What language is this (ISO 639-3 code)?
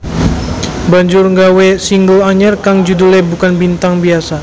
jav